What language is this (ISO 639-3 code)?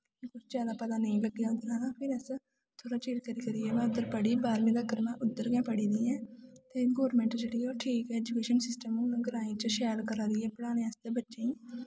doi